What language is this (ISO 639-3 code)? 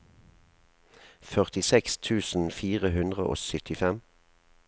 nor